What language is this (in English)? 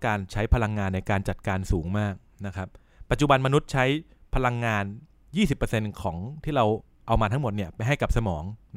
Thai